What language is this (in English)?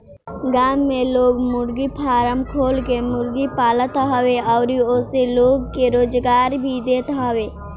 Bhojpuri